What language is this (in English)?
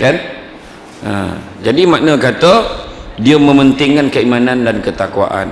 Malay